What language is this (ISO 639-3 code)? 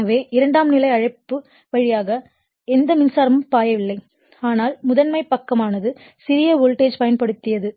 tam